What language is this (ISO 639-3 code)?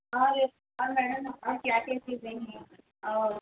urd